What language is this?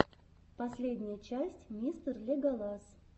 Russian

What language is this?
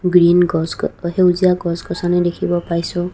Assamese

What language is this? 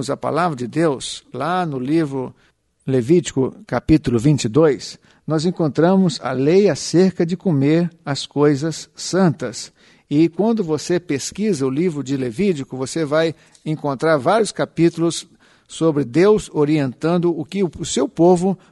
Portuguese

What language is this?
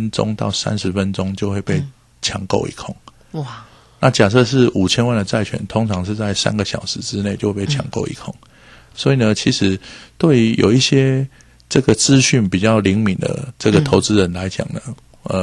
Chinese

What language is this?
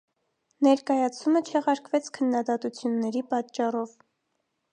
Armenian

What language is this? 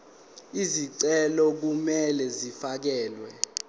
Zulu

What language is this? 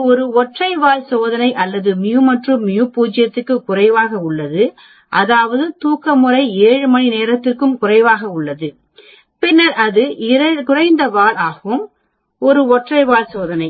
Tamil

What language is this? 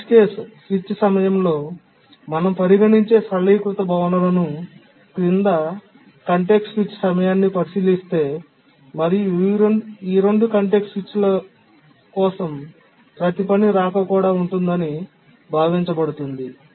Telugu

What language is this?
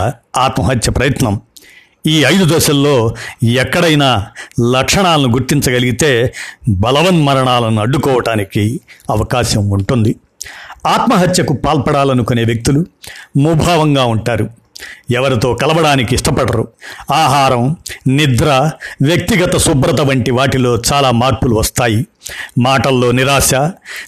Telugu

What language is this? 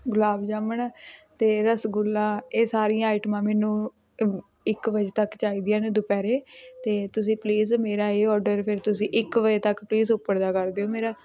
Punjabi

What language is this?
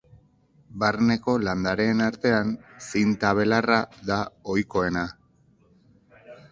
Basque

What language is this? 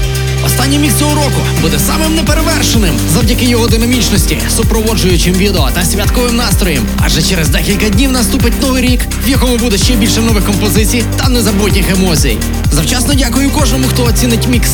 Ukrainian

